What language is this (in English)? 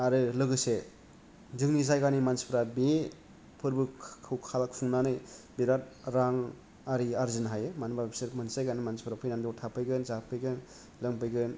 Bodo